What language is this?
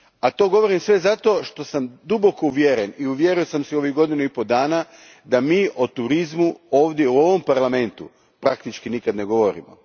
Croatian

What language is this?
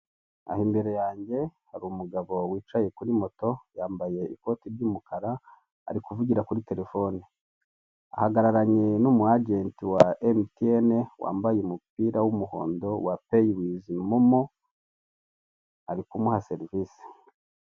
Kinyarwanda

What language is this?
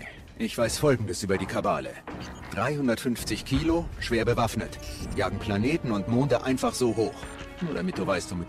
German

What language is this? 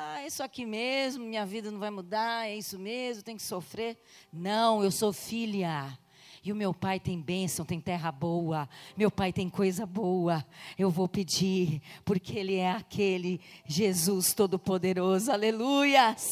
Portuguese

